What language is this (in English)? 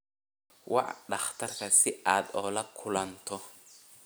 Somali